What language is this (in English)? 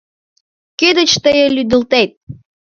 Mari